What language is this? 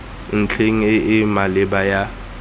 Tswana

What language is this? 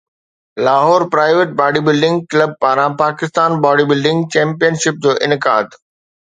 Sindhi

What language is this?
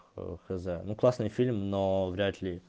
Russian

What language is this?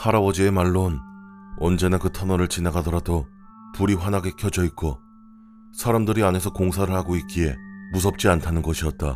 Korean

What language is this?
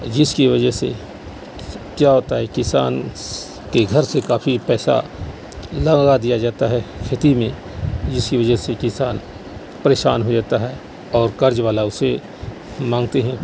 Urdu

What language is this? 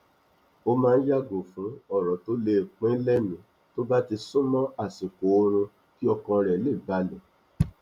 Yoruba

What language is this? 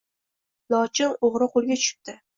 Uzbek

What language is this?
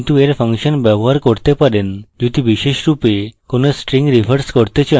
Bangla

